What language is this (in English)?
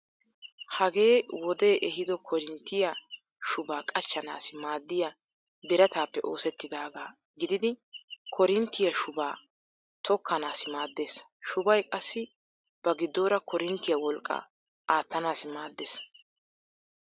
Wolaytta